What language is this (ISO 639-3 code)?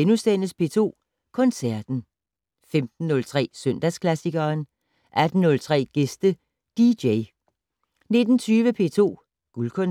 dan